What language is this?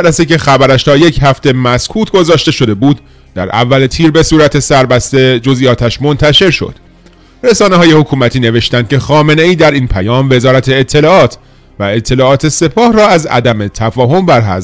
Persian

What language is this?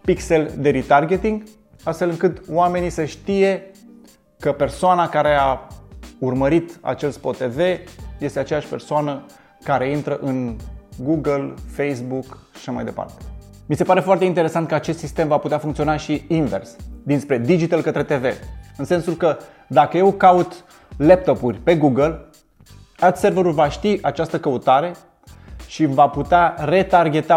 Romanian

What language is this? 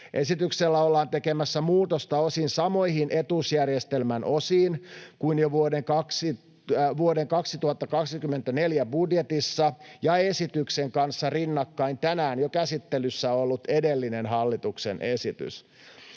Finnish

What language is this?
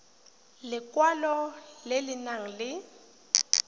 Tswana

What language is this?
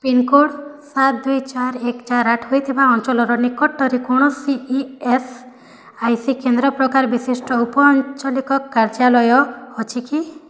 Odia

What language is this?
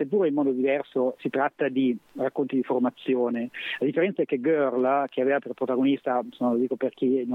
Italian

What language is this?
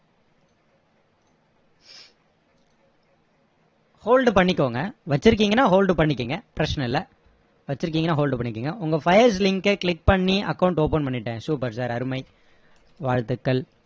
Tamil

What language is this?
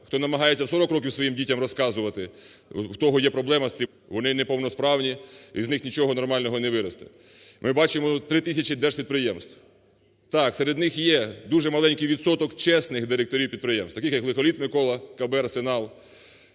Ukrainian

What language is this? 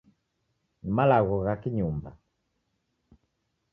Taita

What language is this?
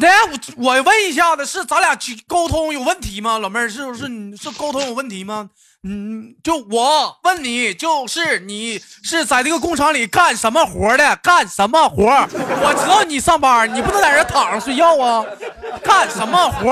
Chinese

